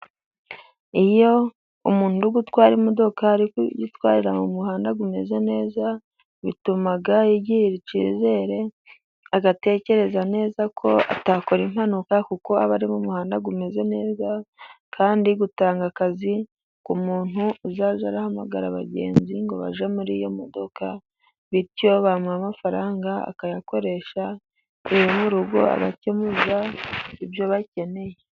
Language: Kinyarwanda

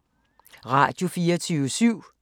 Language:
Danish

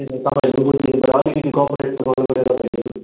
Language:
Nepali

